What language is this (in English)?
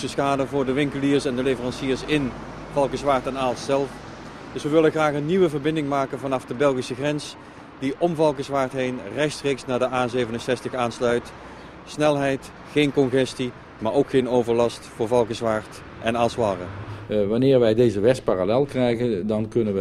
Dutch